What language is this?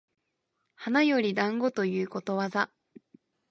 Japanese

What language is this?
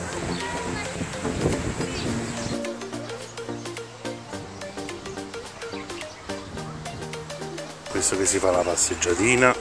Italian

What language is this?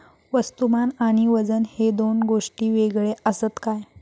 Marathi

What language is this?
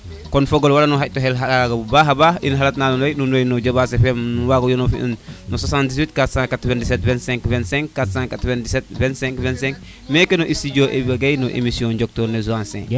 Serer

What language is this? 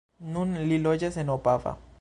Esperanto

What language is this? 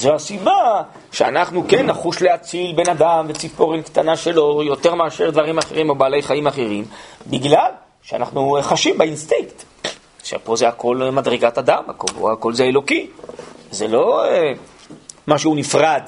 Hebrew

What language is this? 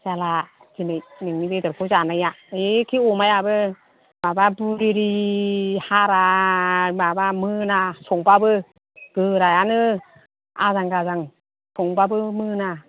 Bodo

